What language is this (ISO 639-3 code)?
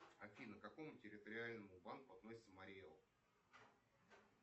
rus